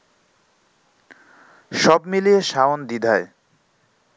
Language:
Bangla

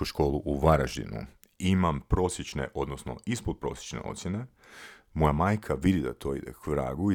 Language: Croatian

